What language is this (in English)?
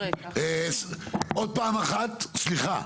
Hebrew